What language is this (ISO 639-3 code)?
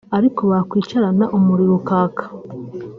kin